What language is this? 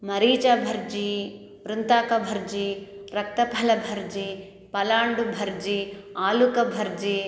Sanskrit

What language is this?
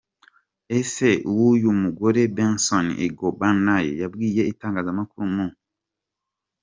Kinyarwanda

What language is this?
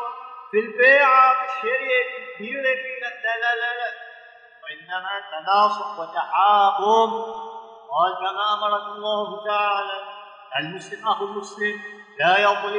Arabic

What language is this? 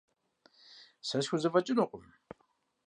Kabardian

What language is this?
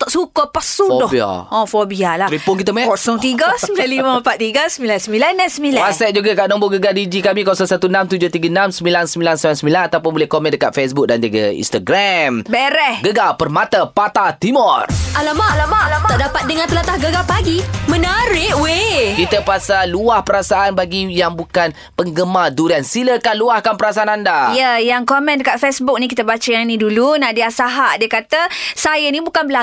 Malay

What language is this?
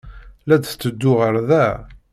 Kabyle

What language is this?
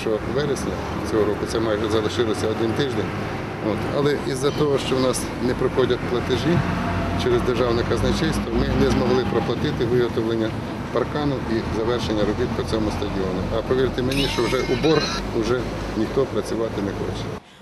Ukrainian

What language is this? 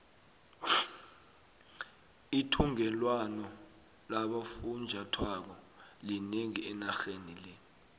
South Ndebele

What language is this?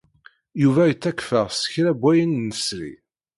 Kabyle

